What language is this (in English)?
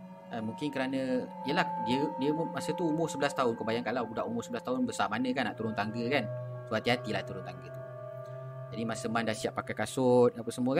Malay